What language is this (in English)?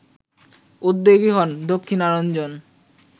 Bangla